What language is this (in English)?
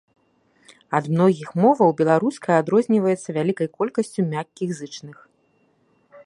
Belarusian